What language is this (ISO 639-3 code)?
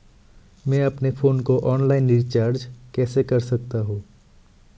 hin